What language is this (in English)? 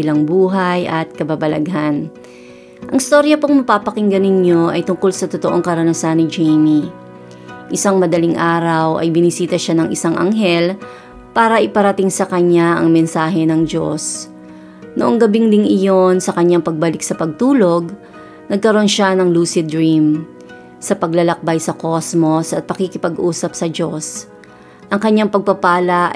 Filipino